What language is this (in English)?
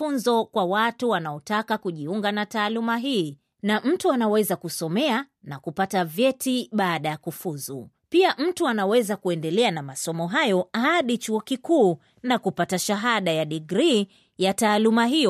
Swahili